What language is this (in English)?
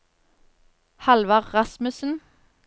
Norwegian